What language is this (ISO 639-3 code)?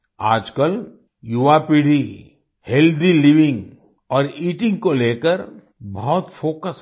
hin